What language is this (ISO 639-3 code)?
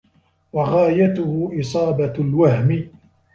ara